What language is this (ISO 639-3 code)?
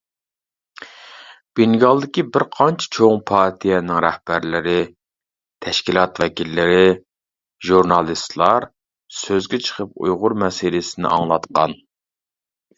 uig